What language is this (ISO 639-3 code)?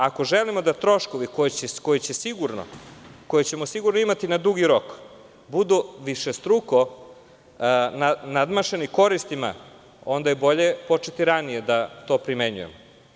srp